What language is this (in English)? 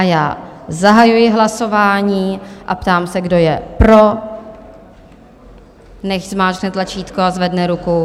Czech